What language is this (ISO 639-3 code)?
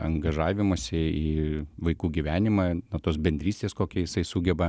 lit